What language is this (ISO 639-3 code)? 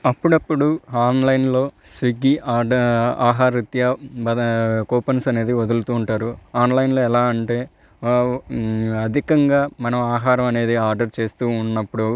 tel